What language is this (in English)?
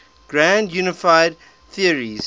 English